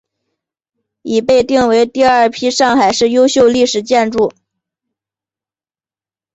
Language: Chinese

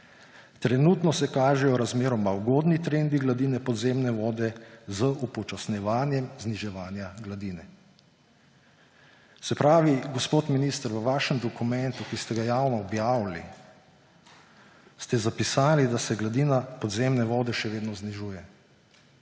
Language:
Slovenian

